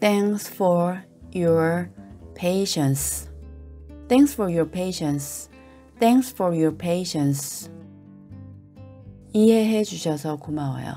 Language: Korean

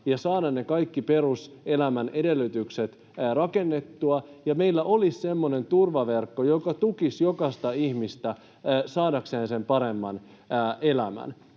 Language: Finnish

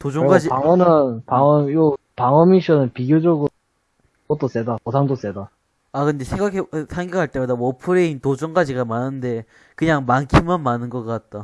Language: Korean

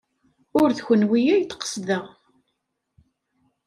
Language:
Kabyle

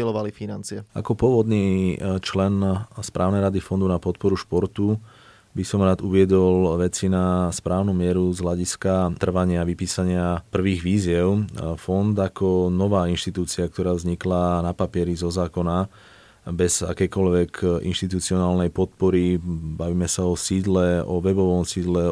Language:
Slovak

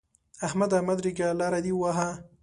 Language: Pashto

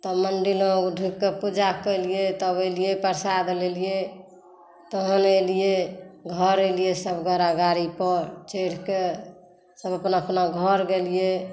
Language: Maithili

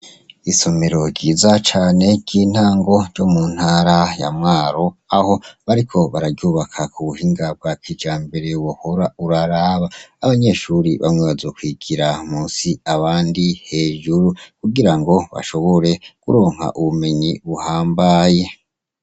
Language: Rundi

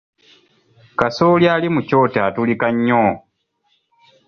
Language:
Ganda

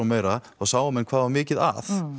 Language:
Icelandic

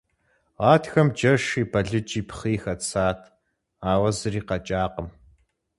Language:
Kabardian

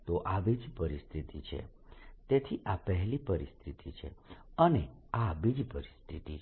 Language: Gujarati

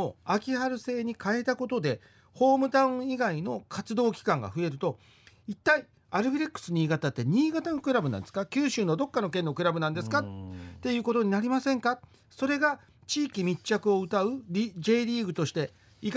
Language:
Japanese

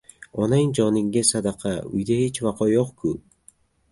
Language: Uzbek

